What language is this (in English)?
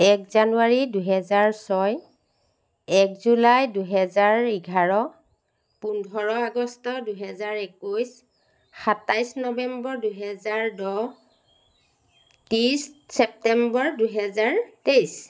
Assamese